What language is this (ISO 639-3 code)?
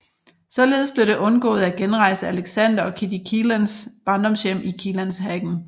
dan